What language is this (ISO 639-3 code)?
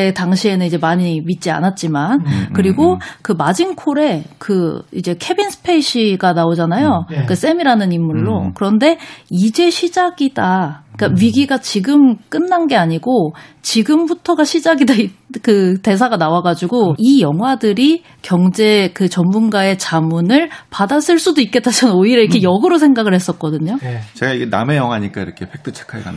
kor